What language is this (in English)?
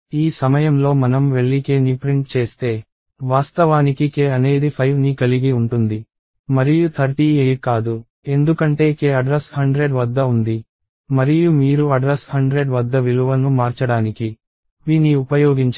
Telugu